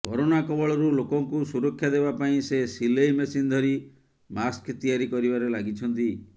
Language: Odia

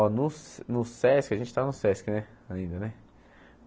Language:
Portuguese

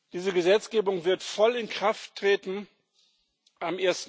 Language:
German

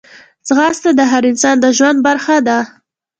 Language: Pashto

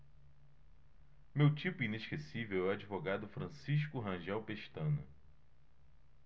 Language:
Portuguese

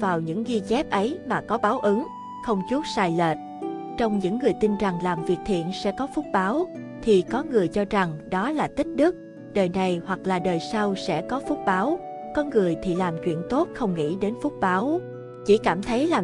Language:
Vietnamese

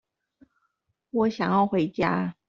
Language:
Chinese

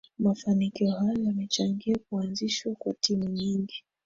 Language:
Swahili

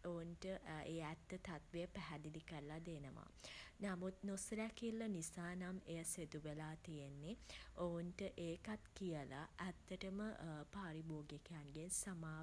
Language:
Sinhala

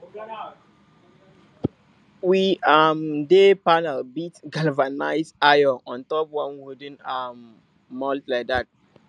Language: Nigerian Pidgin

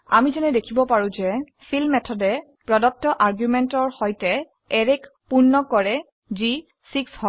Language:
Assamese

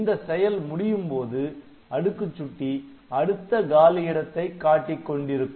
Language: Tamil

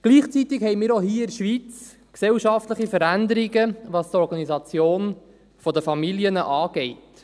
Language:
Swiss German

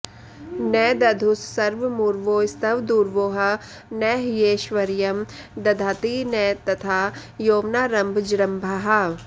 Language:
Sanskrit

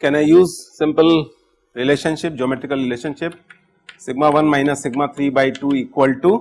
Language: English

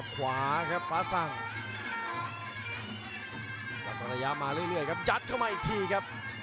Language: Thai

